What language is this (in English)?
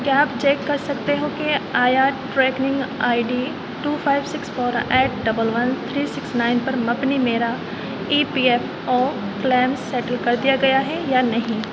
Urdu